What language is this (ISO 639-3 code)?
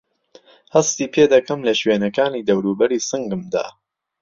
ckb